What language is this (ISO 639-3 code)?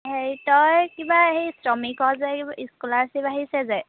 asm